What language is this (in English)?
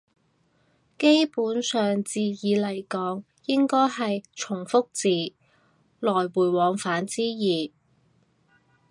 Cantonese